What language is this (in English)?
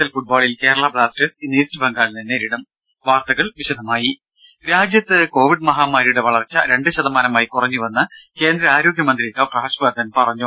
Malayalam